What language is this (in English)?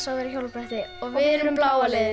Icelandic